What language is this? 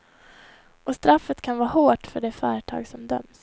Swedish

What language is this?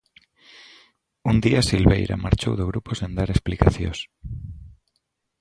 Galician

